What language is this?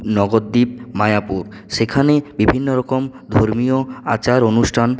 Bangla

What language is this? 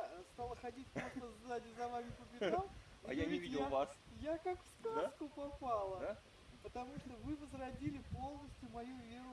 Russian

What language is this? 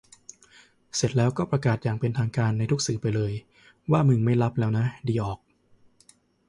Thai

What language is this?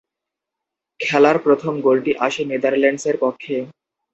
Bangla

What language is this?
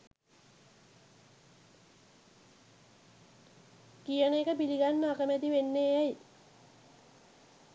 Sinhala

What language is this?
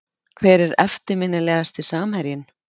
Icelandic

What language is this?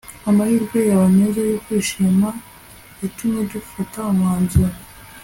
Kinyarwanda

